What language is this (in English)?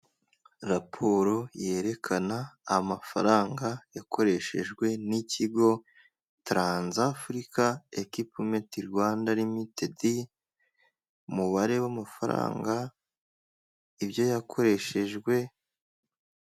Kinyarwanda